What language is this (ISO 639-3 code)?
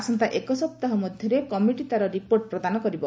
ori